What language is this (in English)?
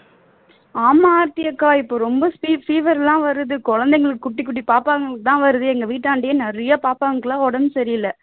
Tamil